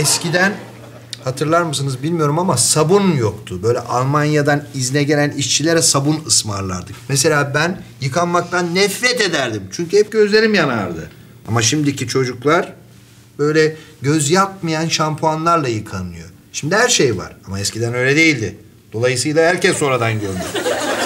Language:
Turkish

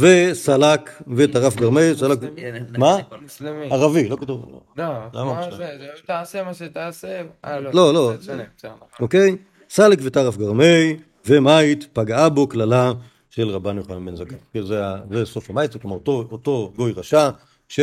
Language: Hebrew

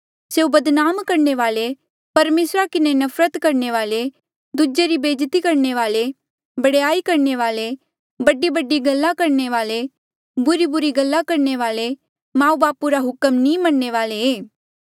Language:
Mandeali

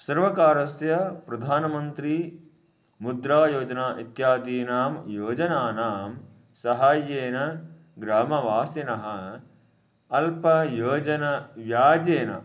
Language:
Sanskrit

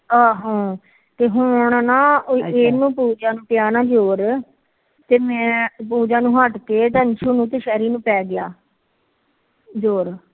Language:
Punjabi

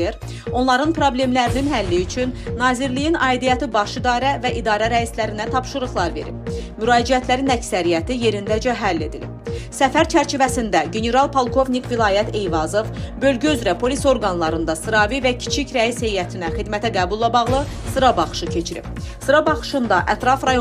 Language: Turkish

